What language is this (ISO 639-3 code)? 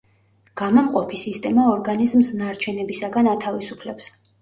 kat